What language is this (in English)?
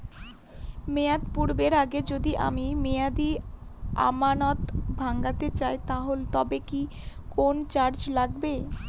Bangla